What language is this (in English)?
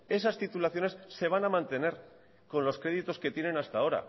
Spanish